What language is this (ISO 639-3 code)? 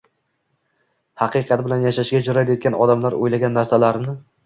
uzb